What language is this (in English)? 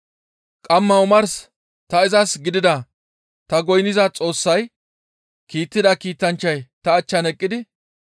Gamo